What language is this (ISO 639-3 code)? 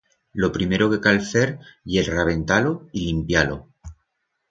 arg